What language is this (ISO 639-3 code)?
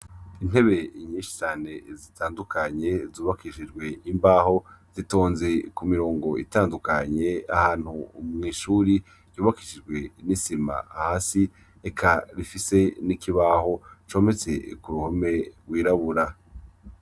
run